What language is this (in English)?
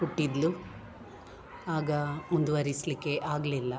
Kannada